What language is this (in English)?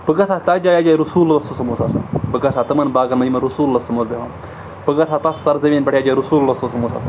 Kashmiri